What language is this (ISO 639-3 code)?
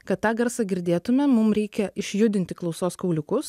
lit